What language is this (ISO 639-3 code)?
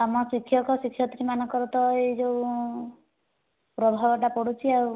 ori